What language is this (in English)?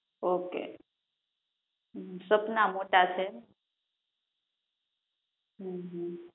Gujarati